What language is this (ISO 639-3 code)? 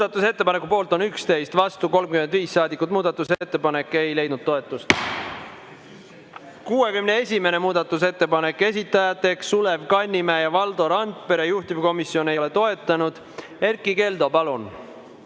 est